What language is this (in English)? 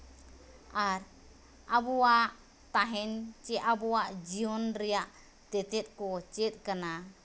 Santali